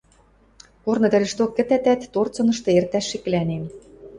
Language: Western Mari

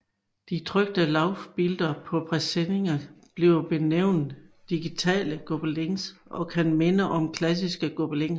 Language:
Danish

